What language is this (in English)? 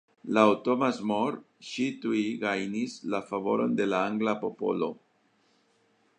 Esperanto